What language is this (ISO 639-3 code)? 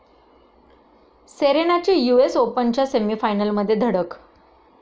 mar